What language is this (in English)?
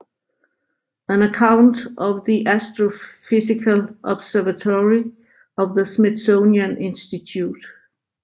Danish